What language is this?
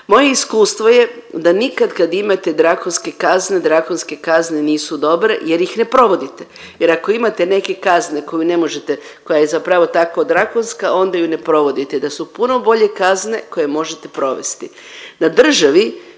Croatian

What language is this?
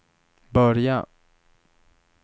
Swedish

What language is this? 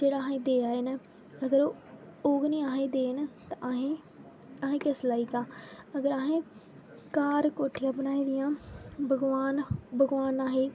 Dogri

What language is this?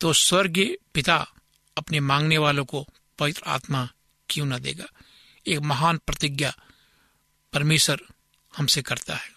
Hindi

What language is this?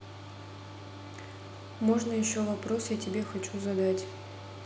Russian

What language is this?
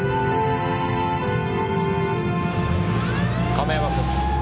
Japanese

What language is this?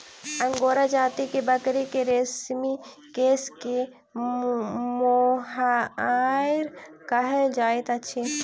Maithili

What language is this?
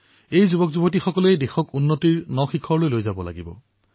Assamese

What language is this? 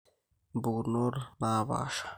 Masai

